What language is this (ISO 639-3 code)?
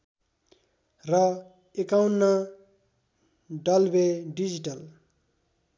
nep